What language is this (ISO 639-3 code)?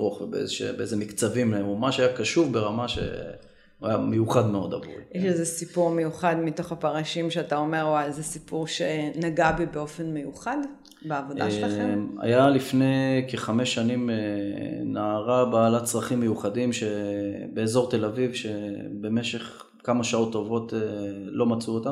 heb